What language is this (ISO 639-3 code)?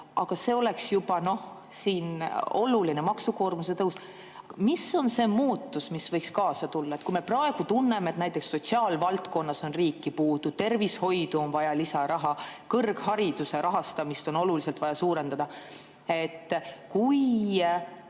est